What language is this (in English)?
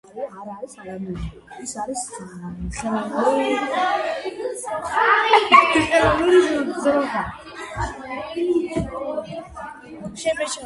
Georgian